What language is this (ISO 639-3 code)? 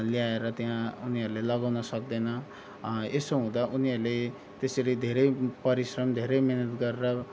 nep